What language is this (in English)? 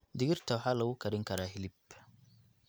Somali